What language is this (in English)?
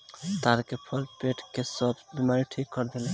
Bhojpuri